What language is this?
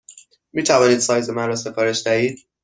Persian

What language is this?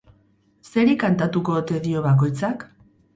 Basque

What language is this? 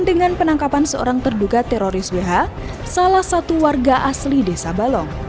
Indonesian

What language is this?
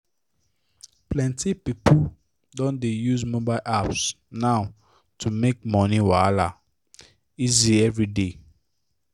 Nigerian Pidgin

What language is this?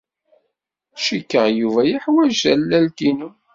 Kabyle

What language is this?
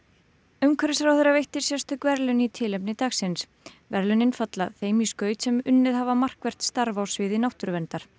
Icelandic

